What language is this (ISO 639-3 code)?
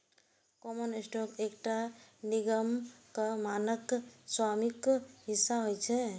mai